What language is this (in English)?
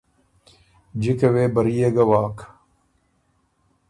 Ormuri